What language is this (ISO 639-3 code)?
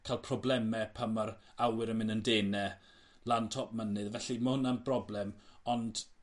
cym